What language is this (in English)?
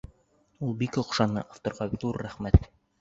Bashkir